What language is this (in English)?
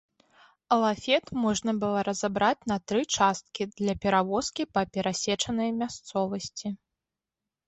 Belarusian